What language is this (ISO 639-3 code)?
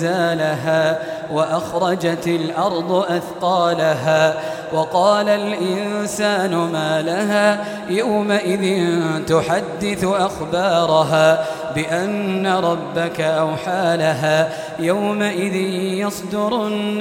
ara